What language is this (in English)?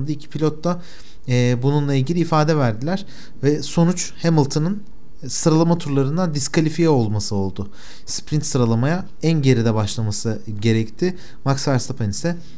Turkish